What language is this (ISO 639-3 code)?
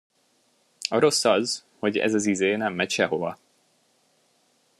hun